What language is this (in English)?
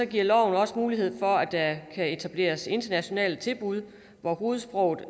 Danish